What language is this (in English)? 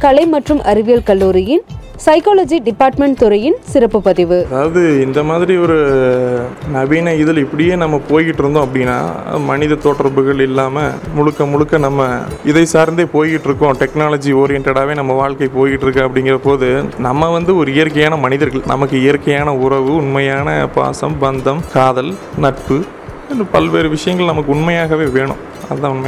Tamil